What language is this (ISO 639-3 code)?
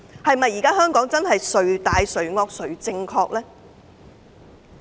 yue